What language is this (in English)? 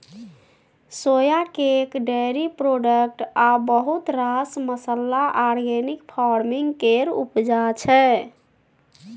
Maithili